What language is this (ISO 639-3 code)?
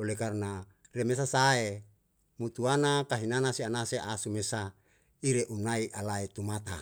jal